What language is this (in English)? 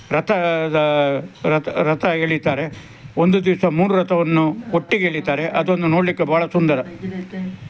Kannada